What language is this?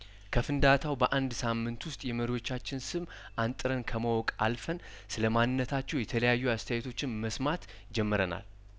Amharic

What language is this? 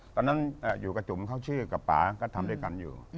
Thai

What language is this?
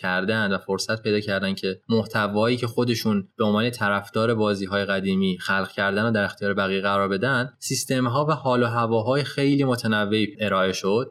Persian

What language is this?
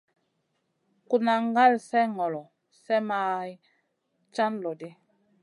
Masana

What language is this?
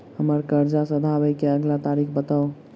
Maithili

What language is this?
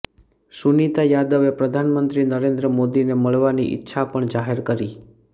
Gujarati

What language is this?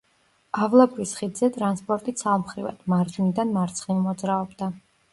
Georgian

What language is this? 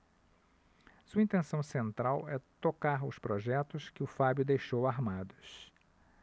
Portuguese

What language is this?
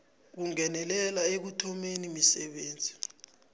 South Ndebele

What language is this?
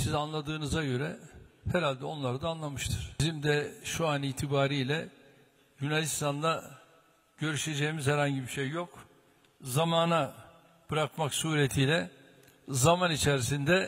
Turkish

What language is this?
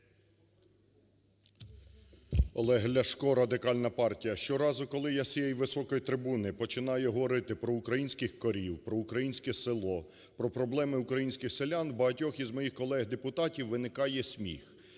Ukrainian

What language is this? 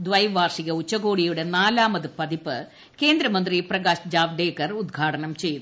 Malayalam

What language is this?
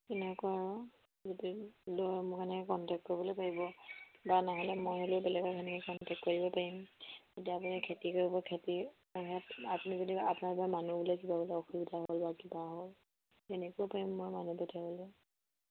Assamese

